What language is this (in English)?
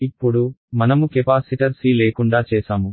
Telugu